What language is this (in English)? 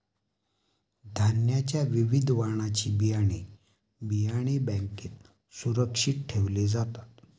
Marathi